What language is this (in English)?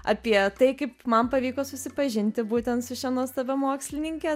Lithuanian